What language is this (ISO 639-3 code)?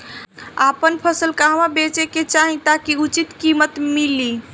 bho